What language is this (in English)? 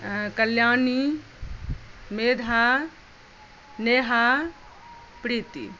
Maithili